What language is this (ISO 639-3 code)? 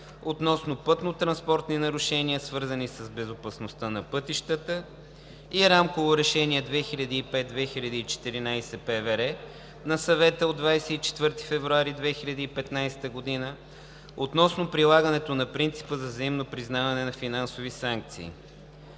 bul